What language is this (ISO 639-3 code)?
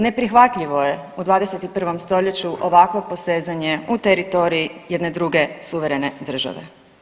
hrv